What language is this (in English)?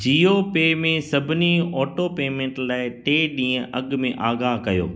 Sindhi